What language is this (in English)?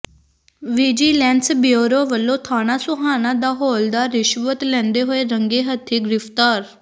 Punjabi